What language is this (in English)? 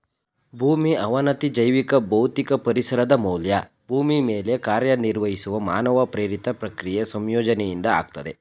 Kannada